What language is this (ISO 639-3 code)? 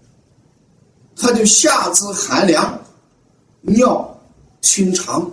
zho